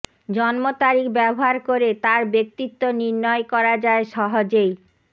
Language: Bangla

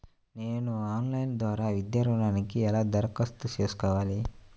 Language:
Telugu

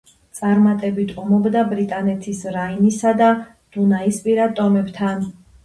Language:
Georgian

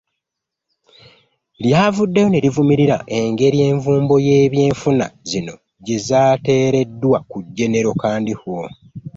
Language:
Ganda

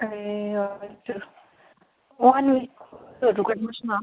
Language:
Nepali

